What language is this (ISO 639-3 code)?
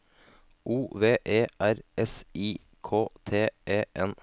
nor